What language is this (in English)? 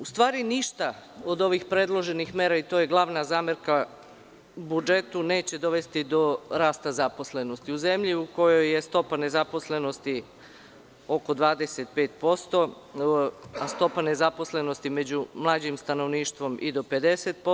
Serbian